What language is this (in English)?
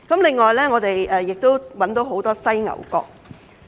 Cantonese